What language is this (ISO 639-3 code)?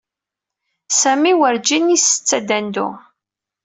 kab